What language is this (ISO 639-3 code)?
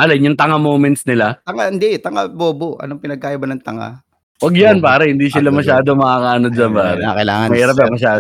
fil